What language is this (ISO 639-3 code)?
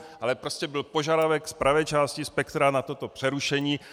ces